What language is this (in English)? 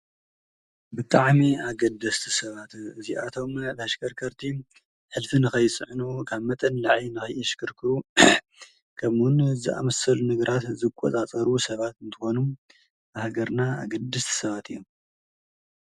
Tigrinya